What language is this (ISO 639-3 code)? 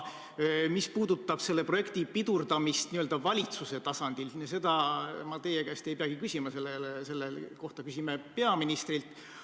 est